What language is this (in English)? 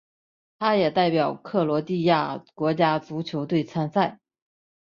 Chinese